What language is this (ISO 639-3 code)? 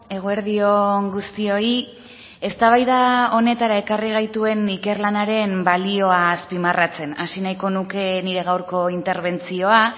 eus